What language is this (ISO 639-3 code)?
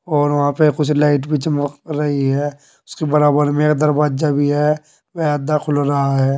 hin